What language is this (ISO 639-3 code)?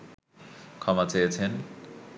ben